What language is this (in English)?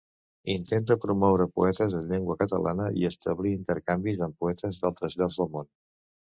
Catalan